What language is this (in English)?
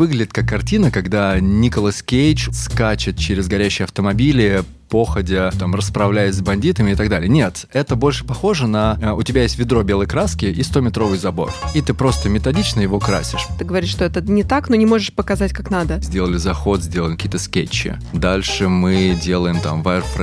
Russian